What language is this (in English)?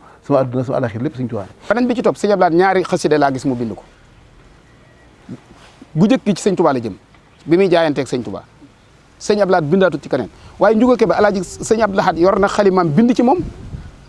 French